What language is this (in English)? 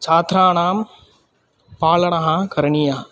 Sanskrit